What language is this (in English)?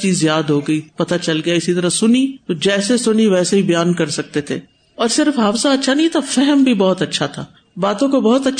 Urdu